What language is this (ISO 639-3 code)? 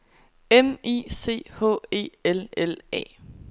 dan